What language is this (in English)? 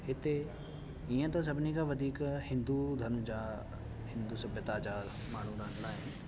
Sindhi